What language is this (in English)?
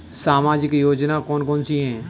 Hindi